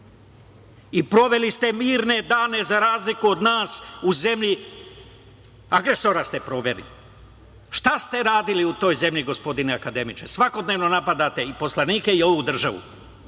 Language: Serbian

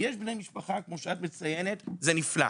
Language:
Hebrew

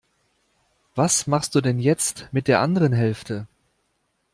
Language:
German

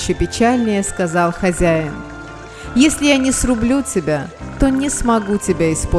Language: Russian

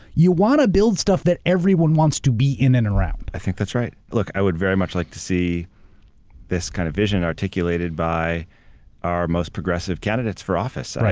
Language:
English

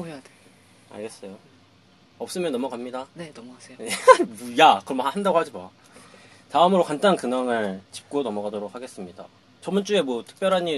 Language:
Korean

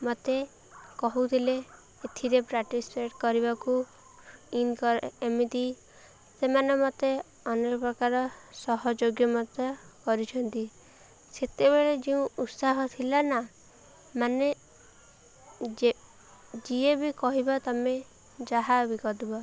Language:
Odia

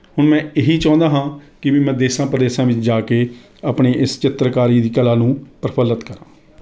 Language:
Punjabi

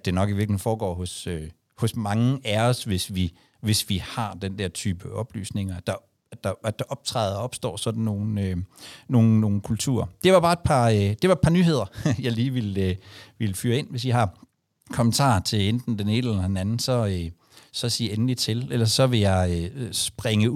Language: Danish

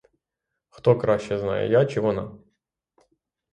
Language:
Ukrainian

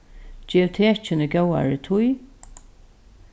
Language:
Faroese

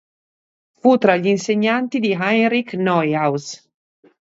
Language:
Italian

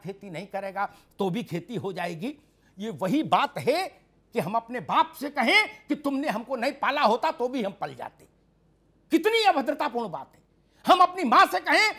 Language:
Hindi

